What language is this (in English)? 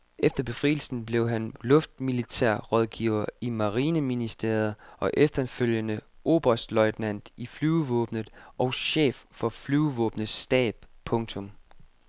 Danish